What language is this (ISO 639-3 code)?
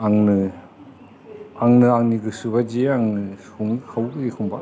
brx